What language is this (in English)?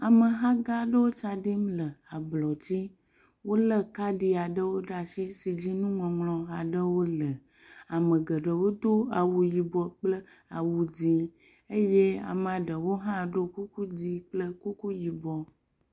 Ewe